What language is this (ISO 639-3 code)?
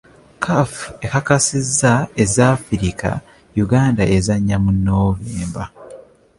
lug